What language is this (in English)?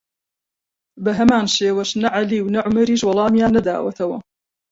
Central Kurdish